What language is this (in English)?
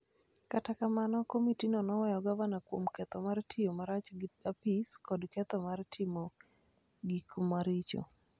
Luo (Kenya and Tanzania)